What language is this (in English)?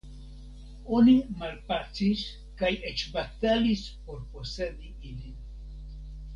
Esperanto